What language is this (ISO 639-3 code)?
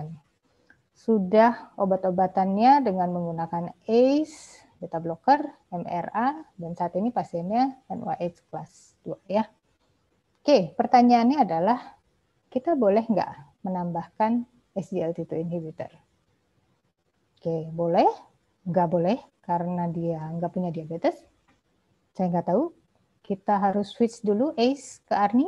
ind